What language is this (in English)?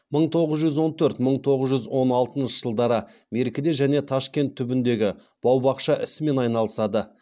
Kazakh